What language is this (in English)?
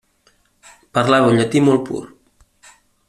Catalan